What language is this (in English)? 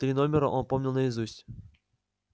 Russian